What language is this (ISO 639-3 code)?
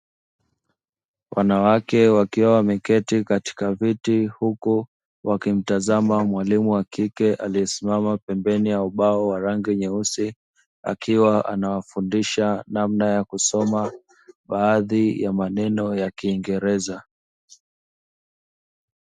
swa